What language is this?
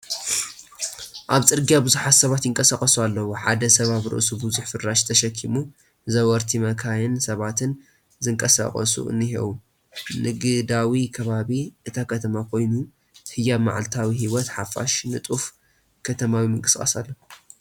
Tigrinya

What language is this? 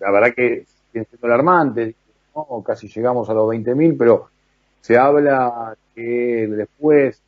Spanish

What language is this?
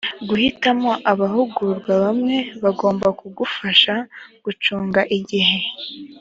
Kinyarwanda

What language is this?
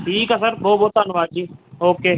Punjabi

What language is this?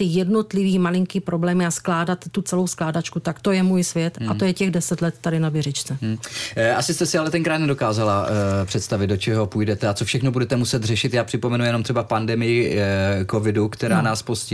Czech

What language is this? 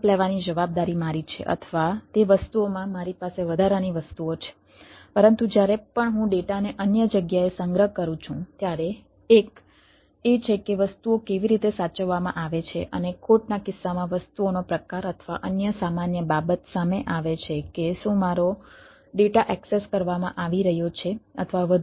Gujarati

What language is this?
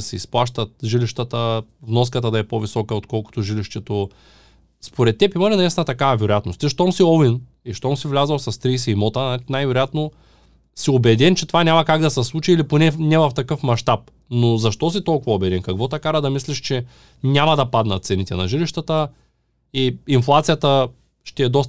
Bulgarian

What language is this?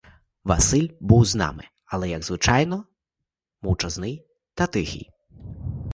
Ukrainian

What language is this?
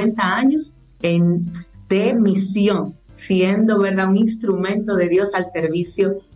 Spanish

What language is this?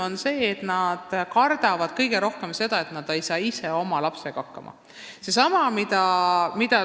Estonian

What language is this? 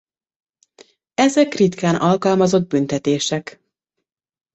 Hungarian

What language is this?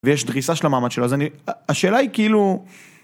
Hebrew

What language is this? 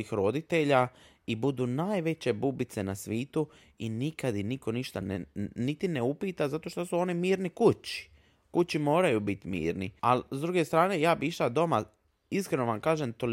Croatian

